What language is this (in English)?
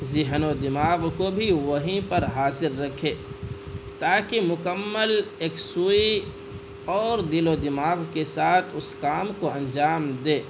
Urdu